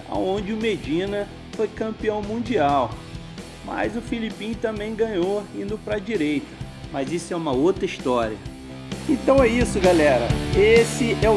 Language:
Portuguese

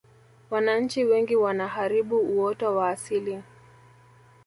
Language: Swahili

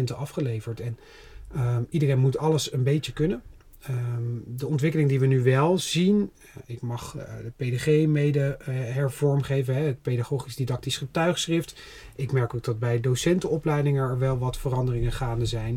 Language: Dutch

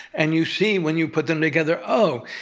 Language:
English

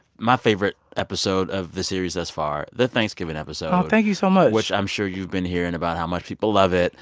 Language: English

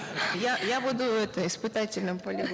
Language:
Kazakh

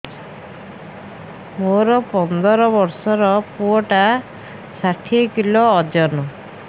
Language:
Odia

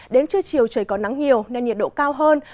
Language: Vietnamese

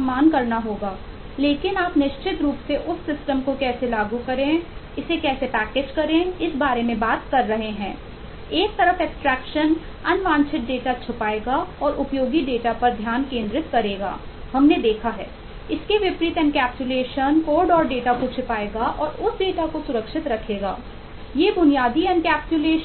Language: Hindi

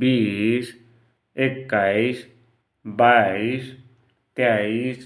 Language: Dotyali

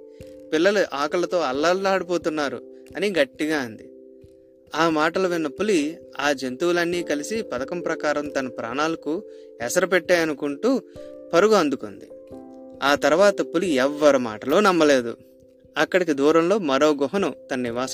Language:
Telugu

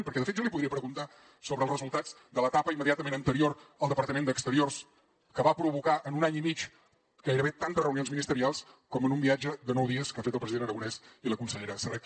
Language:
Catalan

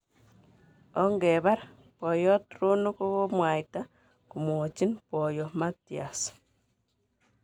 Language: Kalenjin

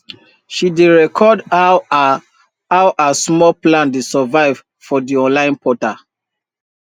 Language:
Nigerian Pidgin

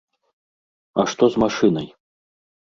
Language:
Belarusian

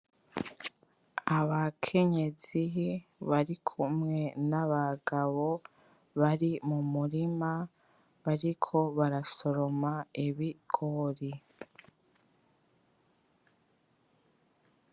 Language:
Rundi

